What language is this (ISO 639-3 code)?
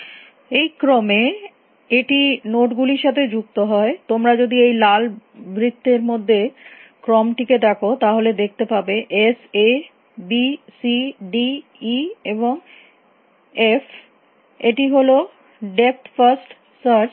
ben